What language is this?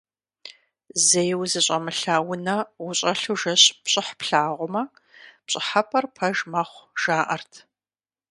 Kabardian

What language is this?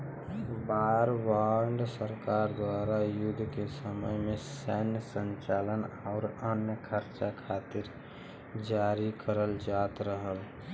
Bhojpuri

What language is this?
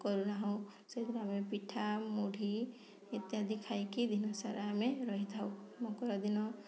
Odia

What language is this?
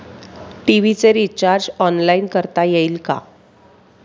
Marathi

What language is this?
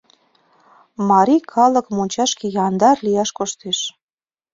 Mari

